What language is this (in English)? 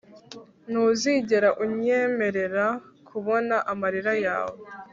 Kinyarwanda